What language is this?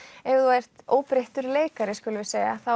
Icelandic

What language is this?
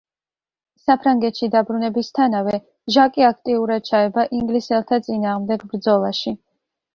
Georgian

